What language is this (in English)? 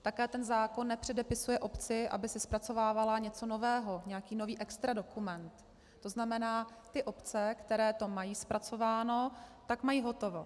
Czech